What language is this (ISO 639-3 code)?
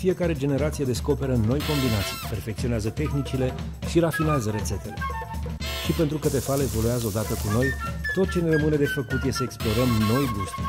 ron